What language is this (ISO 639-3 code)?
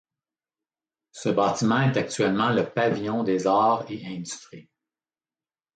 fra